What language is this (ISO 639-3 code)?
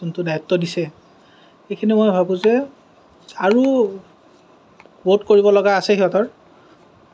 asm